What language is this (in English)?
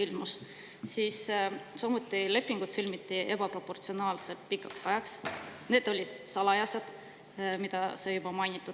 Estonian